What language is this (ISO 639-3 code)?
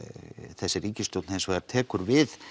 isl